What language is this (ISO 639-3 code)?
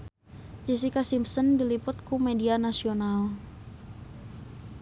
sun